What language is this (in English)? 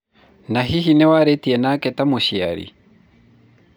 Kikuyu